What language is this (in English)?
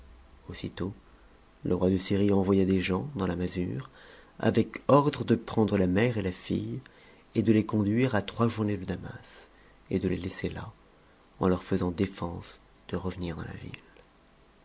French